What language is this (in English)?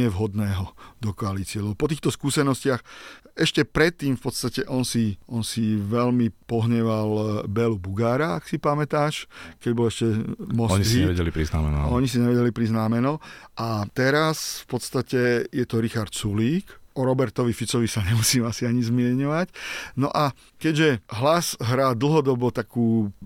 Slovak